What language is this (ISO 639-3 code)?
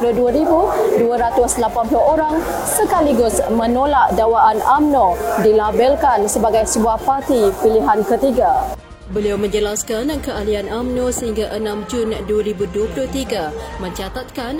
msa